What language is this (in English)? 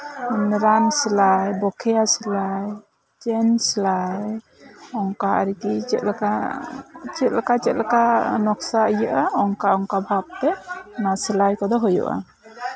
Santali